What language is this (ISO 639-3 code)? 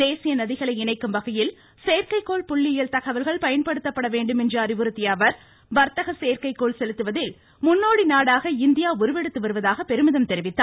tam